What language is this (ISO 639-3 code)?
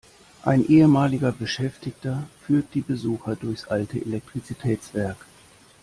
deu